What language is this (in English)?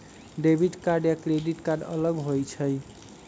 Magahi